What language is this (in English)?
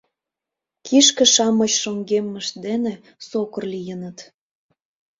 Mari